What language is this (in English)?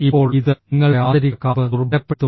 Malayalam